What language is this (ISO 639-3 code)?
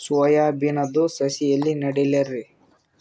kan